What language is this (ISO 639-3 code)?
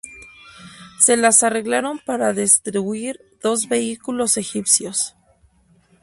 spa